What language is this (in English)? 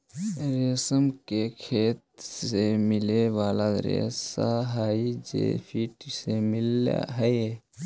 Magahi